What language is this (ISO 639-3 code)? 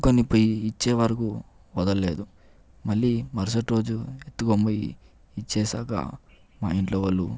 tel